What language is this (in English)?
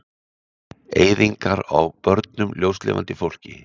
Icelandic